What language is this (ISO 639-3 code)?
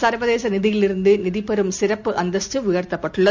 tam